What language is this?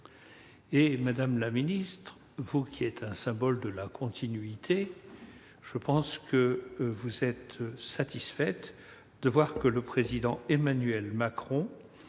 French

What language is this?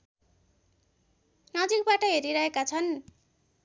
Nepali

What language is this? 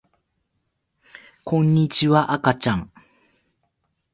Japanese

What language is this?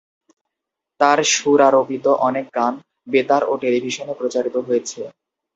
Bangla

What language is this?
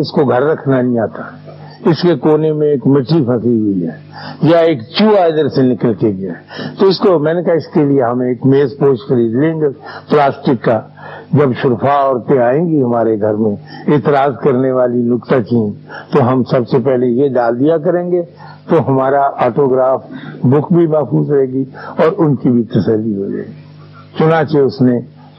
Urdu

